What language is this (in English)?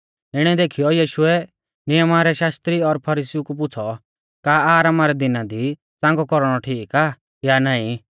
Mahasu Pahari